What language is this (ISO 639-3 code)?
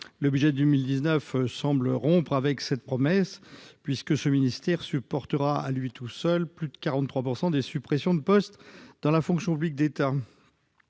fra